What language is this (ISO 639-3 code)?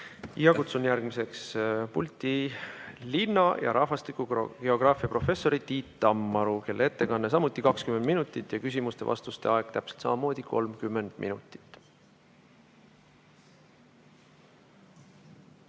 est